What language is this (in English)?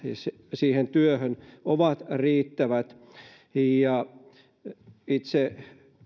Finnish